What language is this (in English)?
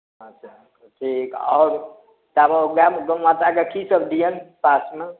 Maithili